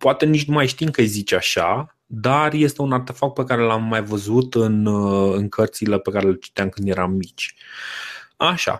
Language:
Romanian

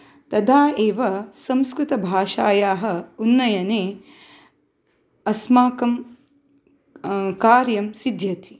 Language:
Sanskrit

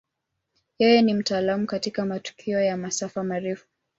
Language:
Swahili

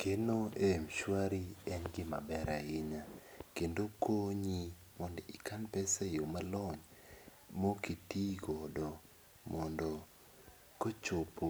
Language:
Luo (Kenya and Tanzania)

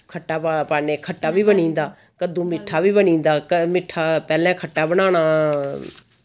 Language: Dogri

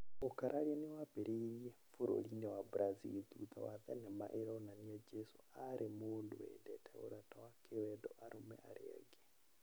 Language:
Kikuyu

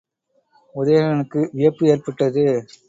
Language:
Tamil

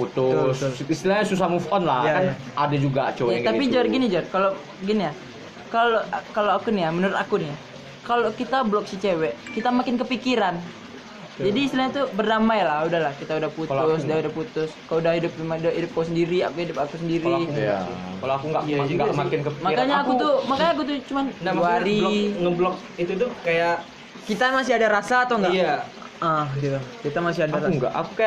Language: Indonesian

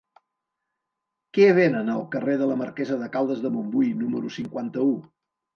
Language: Catalan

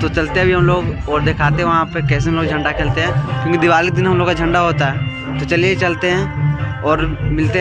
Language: Arabic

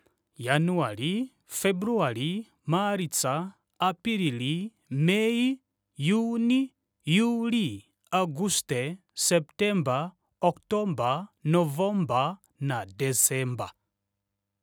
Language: Kuanyama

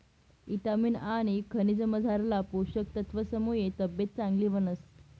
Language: Marathi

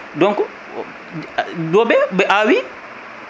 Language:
Fula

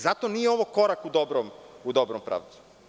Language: Serbian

